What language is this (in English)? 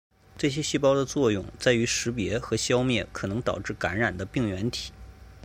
Chinese